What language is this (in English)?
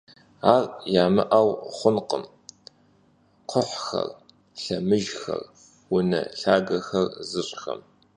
Kabardian